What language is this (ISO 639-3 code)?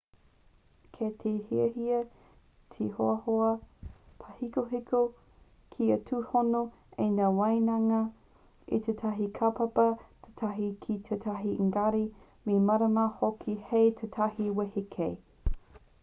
mri